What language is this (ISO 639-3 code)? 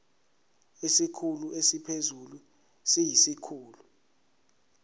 zul